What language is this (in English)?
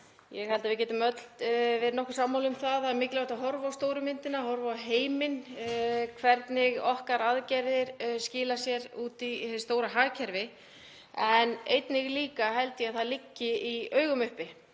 Icelandic